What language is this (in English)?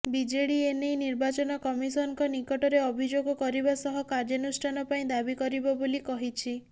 Odia